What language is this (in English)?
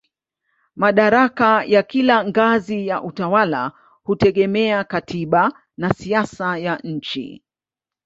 Swahili